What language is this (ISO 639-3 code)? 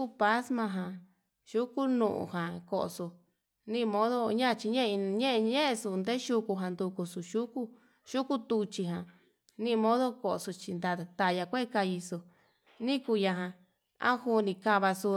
mab